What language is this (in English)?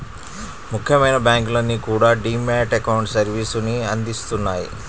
Telugu